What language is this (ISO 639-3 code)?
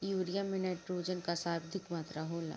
bho